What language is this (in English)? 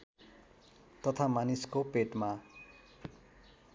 Nepali